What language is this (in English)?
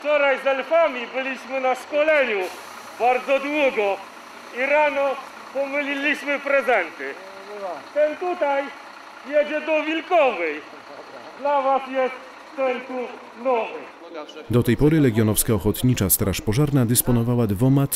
Polish